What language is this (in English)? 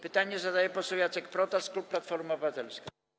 Polish